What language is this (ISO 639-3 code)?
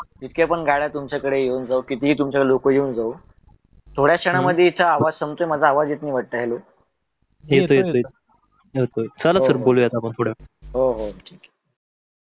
mar